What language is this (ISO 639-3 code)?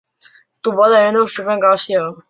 zho